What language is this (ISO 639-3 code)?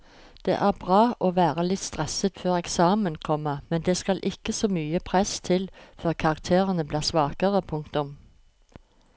nor